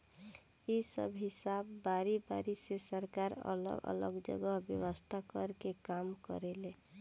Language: Bhojpuri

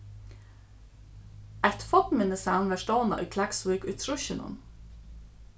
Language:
Faroese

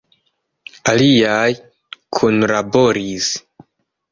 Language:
Esperanto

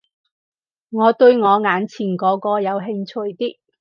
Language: Cantonese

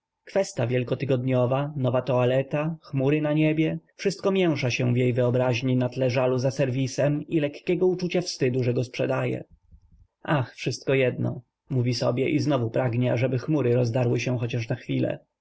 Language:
Polish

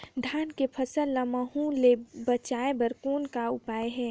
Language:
Chhattisgarhi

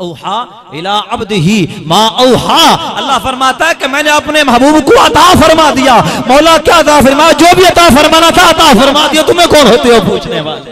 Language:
Hindi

